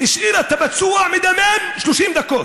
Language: Hebrew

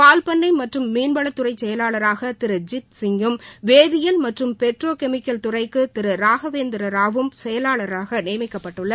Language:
Tamil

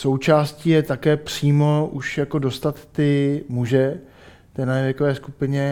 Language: Czech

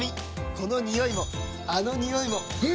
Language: Japanese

